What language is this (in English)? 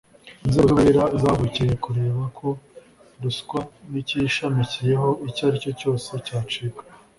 Kinyarwanda